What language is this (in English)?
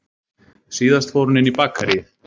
Icelandic